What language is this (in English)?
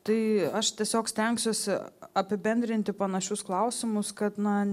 Lithuanian